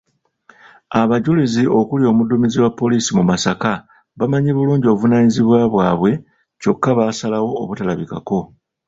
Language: Ganda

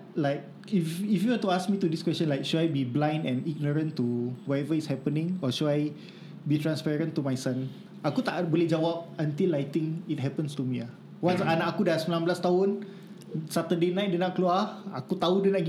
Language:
Malay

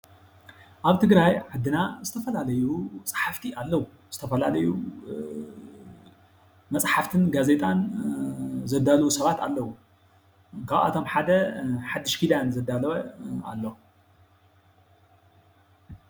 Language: Tigrinya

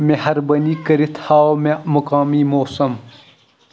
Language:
Kashmiri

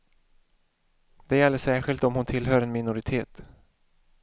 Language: Swedish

